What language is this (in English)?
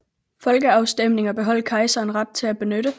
Danish